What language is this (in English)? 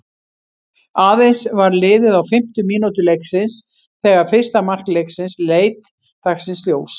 Icelandic